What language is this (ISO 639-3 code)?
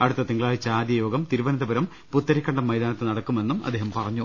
mal